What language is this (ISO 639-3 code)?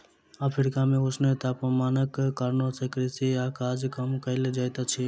mai